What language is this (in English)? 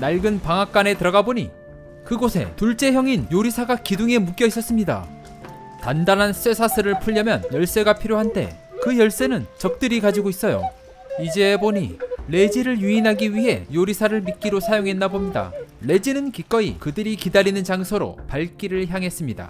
Korean